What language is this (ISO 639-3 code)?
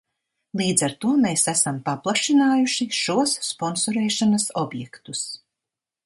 lav